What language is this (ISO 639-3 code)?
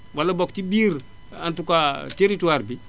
wol